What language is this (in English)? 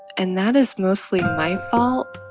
English